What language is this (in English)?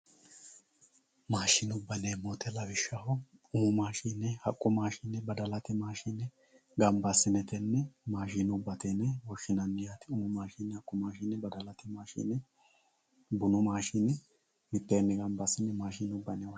Sidamo